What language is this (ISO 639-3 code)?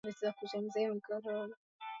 swa